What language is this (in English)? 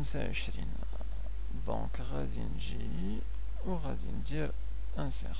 Arabic